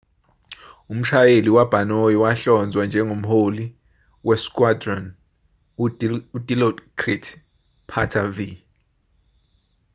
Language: Zulu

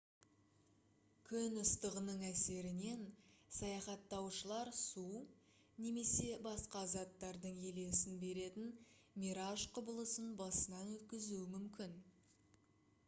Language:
Kazakh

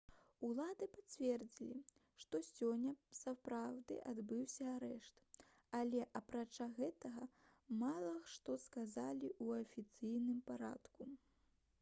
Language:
Belarusian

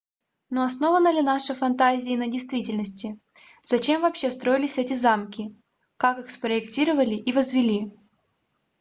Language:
Russian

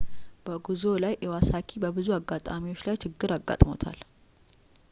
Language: Amharic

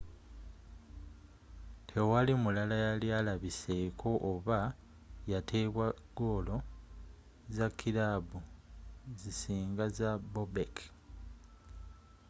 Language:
Ganda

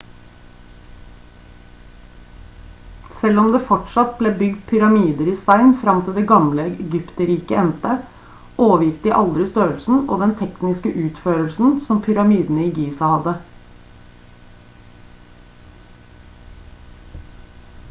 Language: Norwegian Bokmål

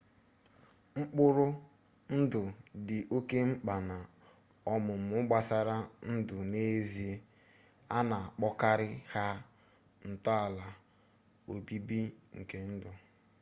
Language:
Igbo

